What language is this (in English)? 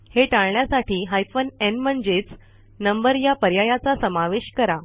Marathi